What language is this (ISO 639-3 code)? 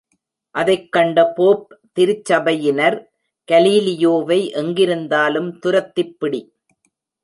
tam